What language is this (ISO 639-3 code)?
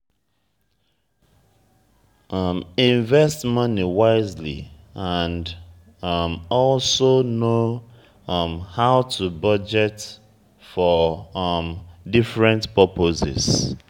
pcm